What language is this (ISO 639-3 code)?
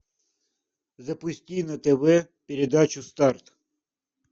rus